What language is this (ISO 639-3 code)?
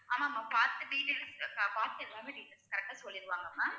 tam